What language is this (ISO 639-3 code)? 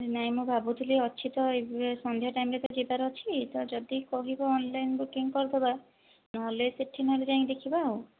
ori